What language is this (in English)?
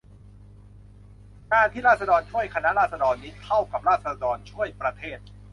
Thai